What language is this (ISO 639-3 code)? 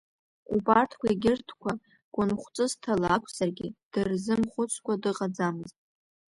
abk